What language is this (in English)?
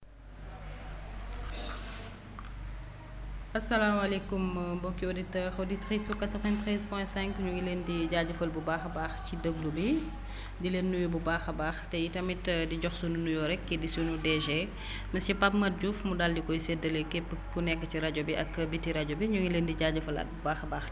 Wolof